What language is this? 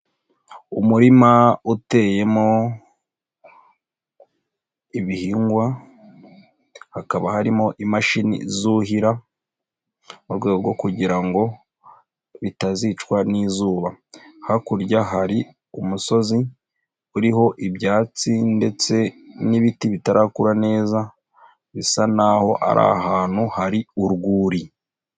Kinyarwanda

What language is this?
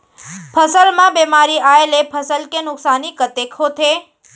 Chhattisgarhi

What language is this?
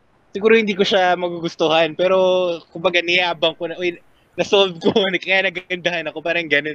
Filipino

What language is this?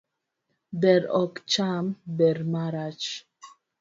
Luo (Kenya and Tanzania)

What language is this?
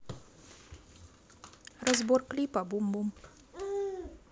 Russian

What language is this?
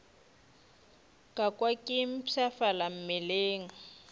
Northern Sotho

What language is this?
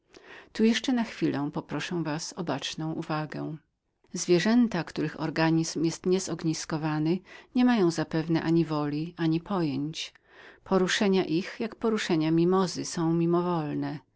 Polish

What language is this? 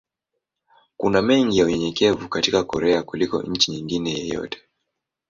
Swahili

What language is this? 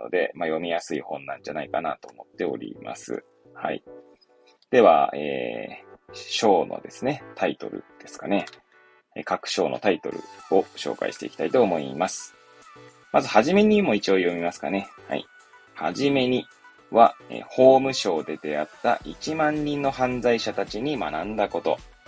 Japanese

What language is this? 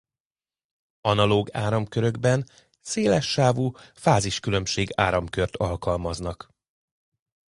Hungarian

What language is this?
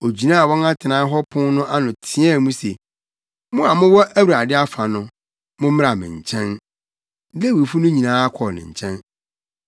Akan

